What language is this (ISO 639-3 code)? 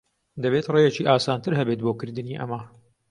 ckb